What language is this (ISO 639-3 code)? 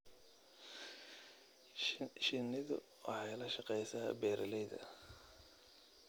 som